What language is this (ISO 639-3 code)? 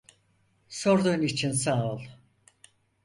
tur